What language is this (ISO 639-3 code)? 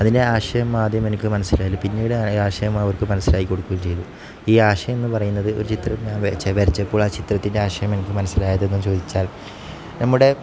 mal